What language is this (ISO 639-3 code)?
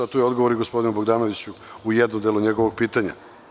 srp